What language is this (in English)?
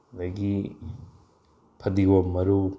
Manipuri